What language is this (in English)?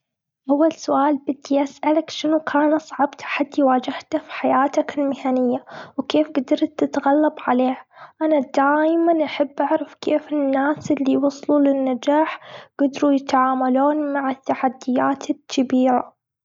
Gulf Arabic